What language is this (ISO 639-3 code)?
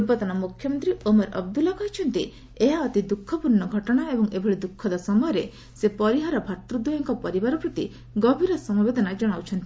ori